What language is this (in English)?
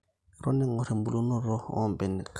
Masai